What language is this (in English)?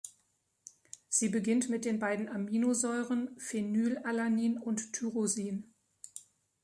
German